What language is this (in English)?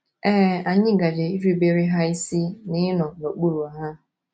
Igbo